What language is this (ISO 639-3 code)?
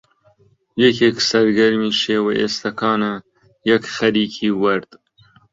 ckb